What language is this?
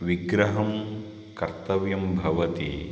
Sanskrit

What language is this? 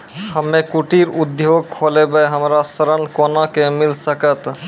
Maithili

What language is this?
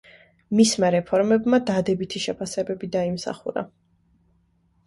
Georgian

